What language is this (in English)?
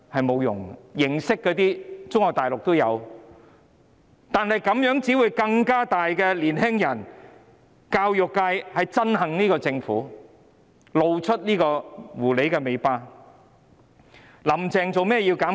Cantonese